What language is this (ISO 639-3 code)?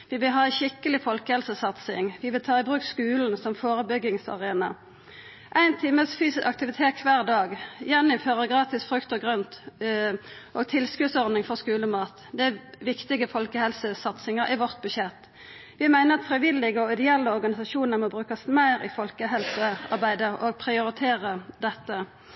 nno